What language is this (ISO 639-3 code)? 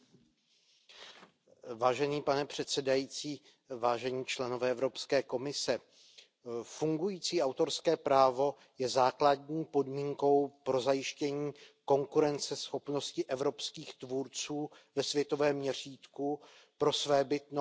ces